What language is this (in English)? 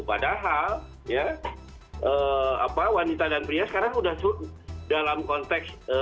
Indonesian